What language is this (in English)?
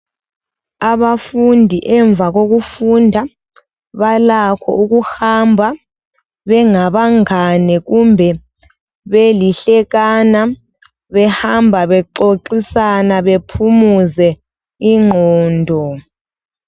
North Ndebele